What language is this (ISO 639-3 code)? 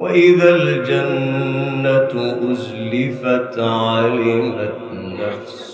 ara